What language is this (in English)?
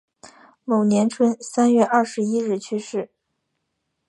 Chinese